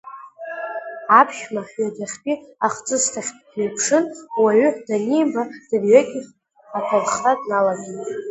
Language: Abkhazian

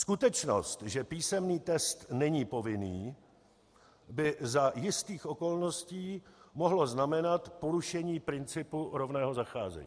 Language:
Czech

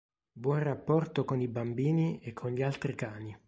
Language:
Italian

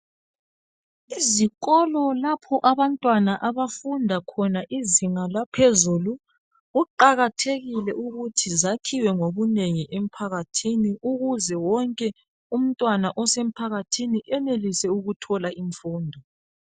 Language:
North Ndebele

